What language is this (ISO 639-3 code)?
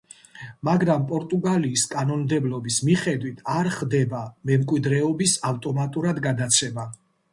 kat